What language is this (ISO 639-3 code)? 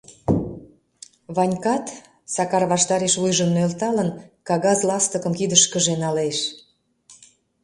chm